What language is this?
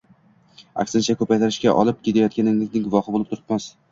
Uzbek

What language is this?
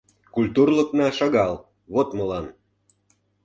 Mari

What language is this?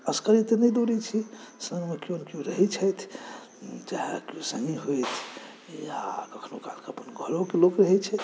Maithili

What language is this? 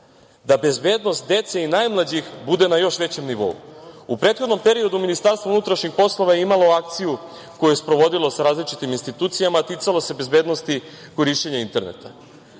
Serbian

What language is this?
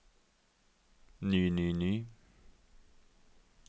Norwegian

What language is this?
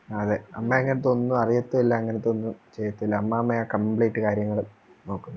Malayalam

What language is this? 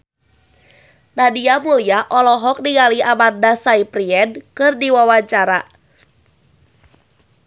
Sundanese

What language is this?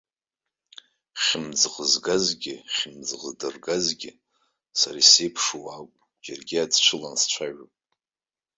Abkhazian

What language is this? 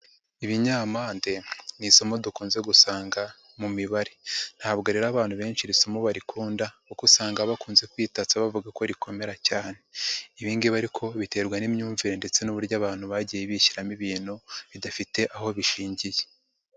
Kinyarwanda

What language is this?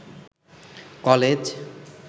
Bangla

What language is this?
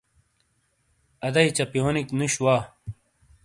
Shina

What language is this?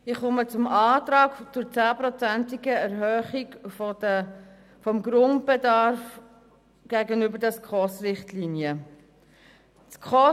Swiss German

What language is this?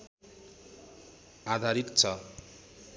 Nepali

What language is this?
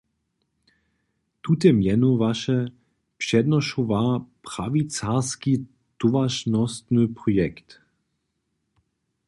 Upper Sorbian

